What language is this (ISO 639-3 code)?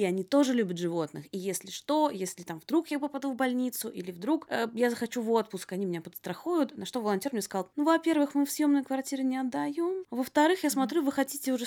rus